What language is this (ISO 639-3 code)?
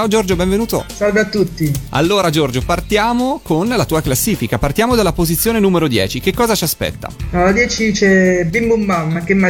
ita